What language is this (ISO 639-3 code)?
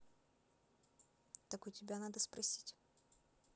rus